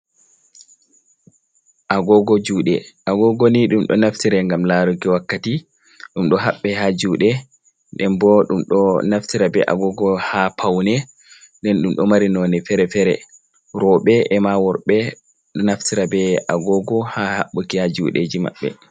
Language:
Fula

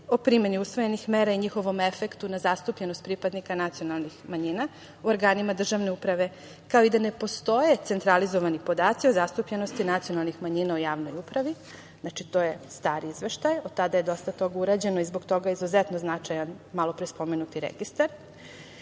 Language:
Serbian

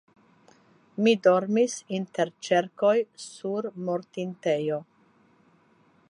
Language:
Esperanto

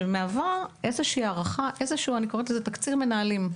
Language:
Hebrew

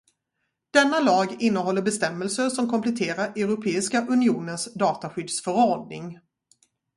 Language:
Swedish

